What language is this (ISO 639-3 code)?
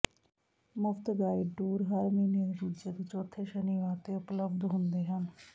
pan